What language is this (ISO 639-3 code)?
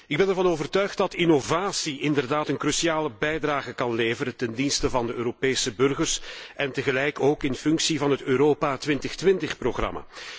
nld